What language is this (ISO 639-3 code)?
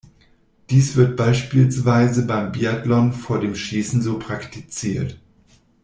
deu